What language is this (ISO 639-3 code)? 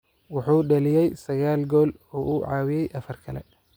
som